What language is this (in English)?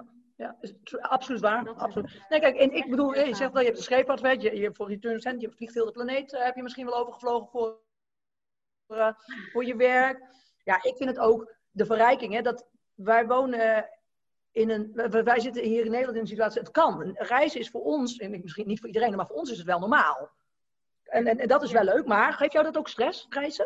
Dutch